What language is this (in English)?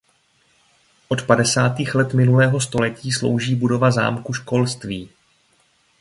Czech